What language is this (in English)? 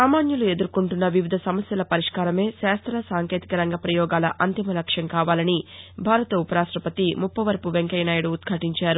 Telugu